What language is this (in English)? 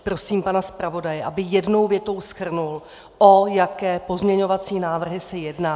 Czech